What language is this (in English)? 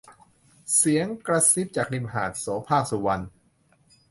Thai